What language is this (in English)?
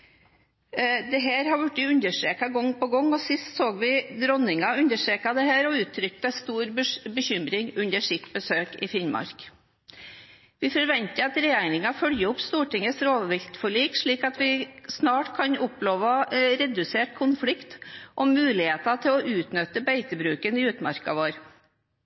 Norwegian Bokmål